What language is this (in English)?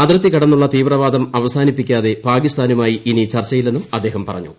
Malayalam